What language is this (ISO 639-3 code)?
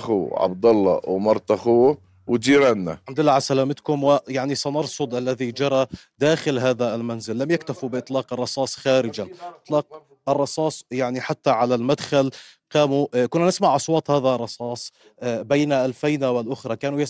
ara